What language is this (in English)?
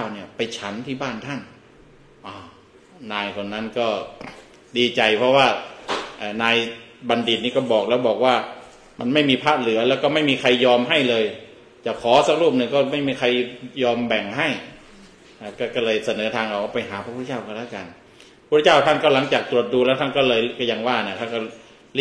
Thai